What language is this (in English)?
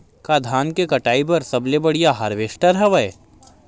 Chhattisgarhi